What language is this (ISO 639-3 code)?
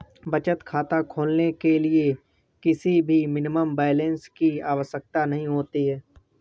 hin